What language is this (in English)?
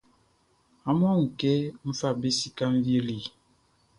Baoulé